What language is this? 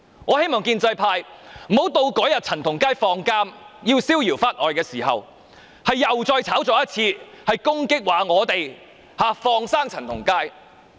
Cantonese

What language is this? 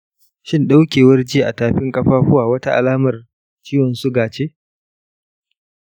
Hausa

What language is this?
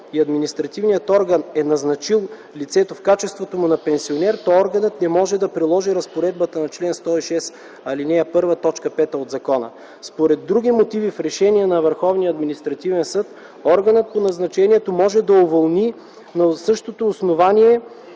Bulgarian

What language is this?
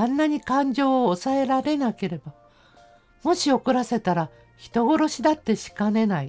Japanese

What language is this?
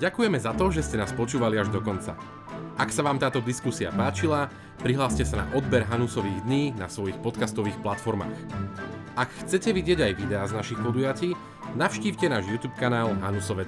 Slovak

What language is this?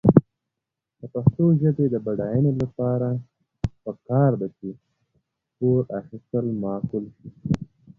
Pashto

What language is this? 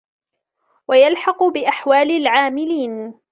Arabic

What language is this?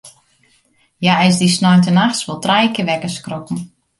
Western Frisian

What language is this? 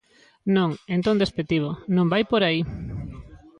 Galician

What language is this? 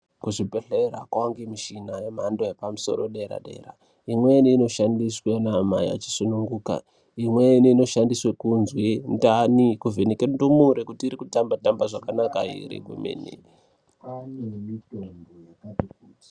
Ndau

